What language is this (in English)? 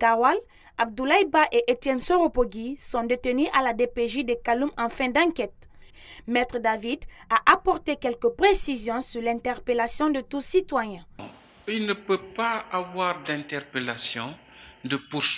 French